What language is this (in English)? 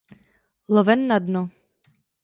Czech